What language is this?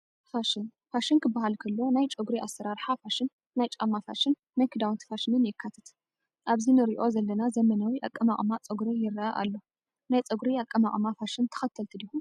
Tigrinya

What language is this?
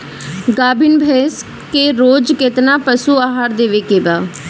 Bhojpuri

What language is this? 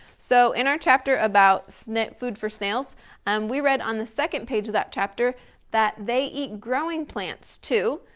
English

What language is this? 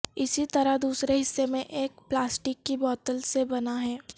Urdu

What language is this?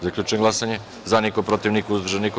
Serbian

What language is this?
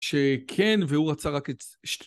Hebrew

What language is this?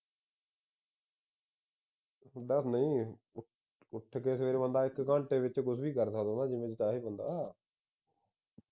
Punjabi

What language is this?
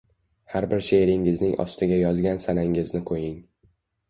Uzbek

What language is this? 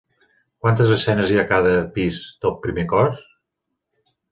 Catalan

